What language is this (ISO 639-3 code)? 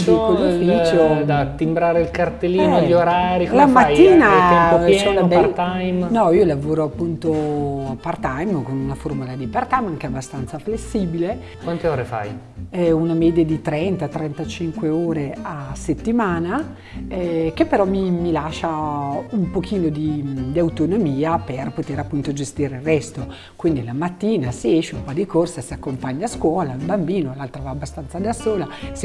ita